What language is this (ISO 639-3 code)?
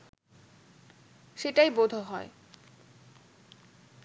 ben